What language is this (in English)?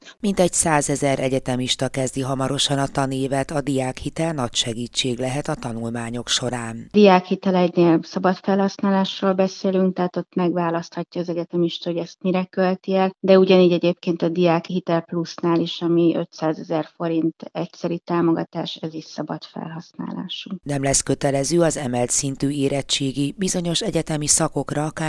Hungarian